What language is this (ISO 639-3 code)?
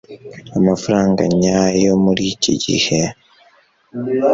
kin